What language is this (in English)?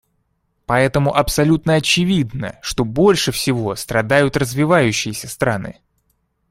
Russian